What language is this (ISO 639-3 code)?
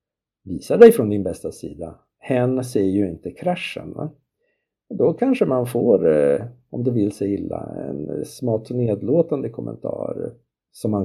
swe